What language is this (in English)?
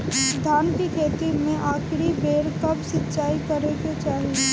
Bhojpuri